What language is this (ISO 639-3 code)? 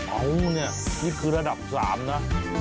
tha